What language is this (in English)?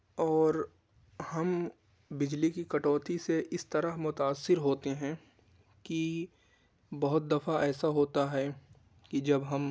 Urdu